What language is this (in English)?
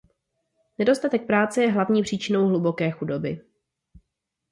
Czech